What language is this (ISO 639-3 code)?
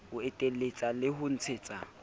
sot